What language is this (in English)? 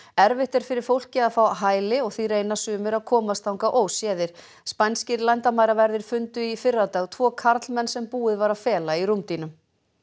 Icelandic